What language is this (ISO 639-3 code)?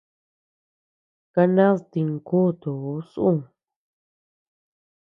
cux